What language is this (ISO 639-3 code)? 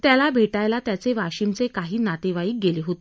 mar